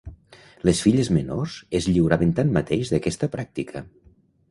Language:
Catalan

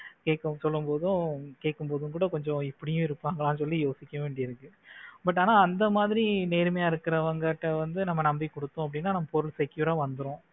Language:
Tamil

